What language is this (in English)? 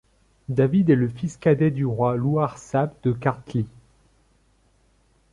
French